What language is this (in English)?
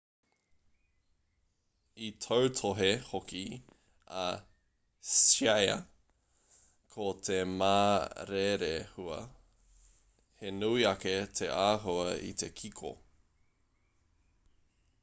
Māori